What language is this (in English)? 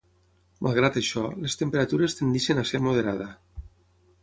Catalan